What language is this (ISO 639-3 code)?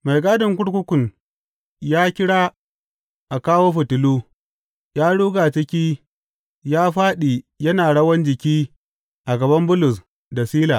hau